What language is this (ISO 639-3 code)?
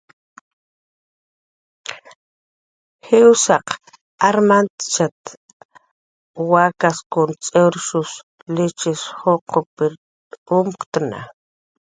jqr